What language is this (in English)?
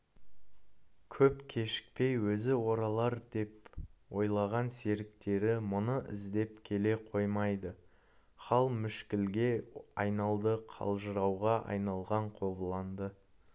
Kazakh